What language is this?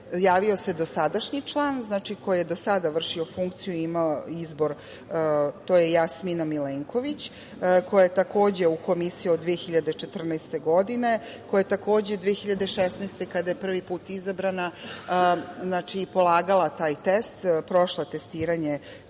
Serbian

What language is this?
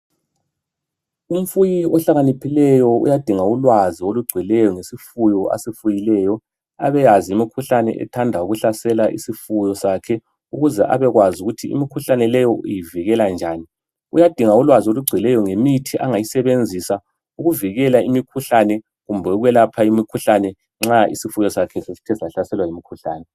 North Ndebele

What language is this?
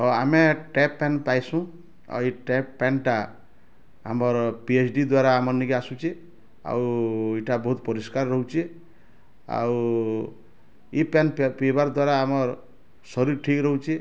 Odia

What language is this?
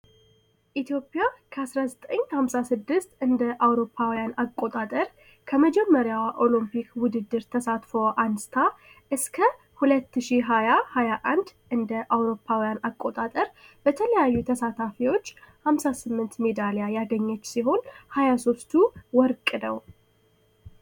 Amharic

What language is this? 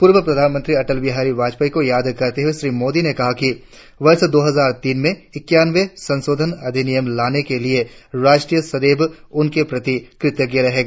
Hindi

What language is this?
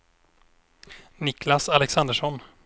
Swedish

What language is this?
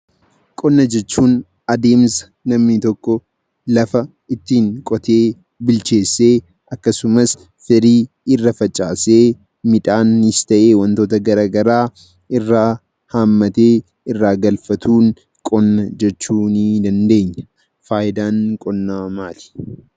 Oromo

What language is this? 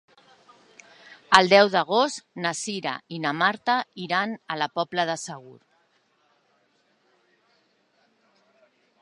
Catalan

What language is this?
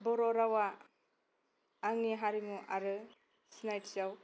Bodo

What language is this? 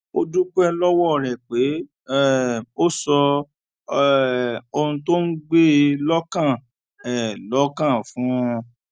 Yoruba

